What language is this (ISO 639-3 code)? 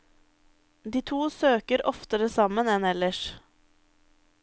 nor